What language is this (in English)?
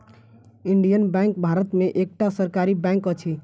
Maithili